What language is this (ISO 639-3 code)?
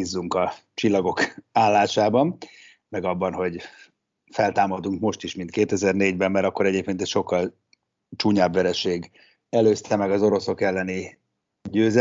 hun